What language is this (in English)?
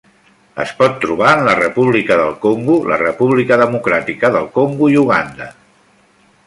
Catalan